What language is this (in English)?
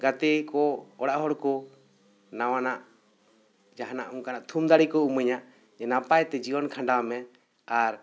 Santali